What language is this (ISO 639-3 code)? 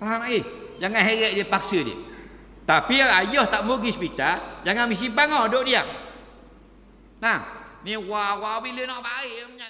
msa